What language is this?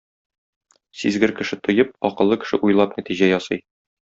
Tatar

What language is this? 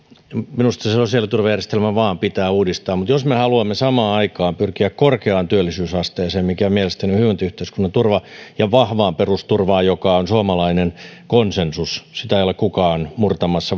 Finnish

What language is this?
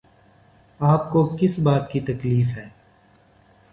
Urdu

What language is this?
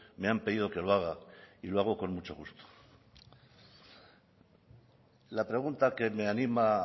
Spanish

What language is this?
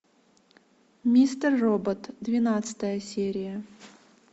Russian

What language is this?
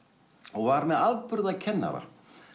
Icelandic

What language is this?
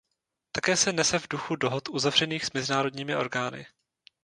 Czech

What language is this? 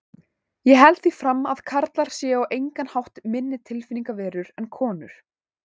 Icelandic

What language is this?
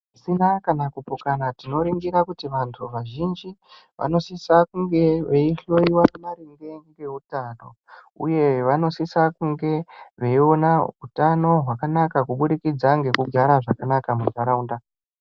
Ndau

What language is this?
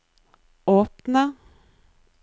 Norwegian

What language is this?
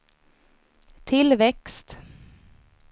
Swedish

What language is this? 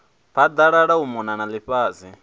Venda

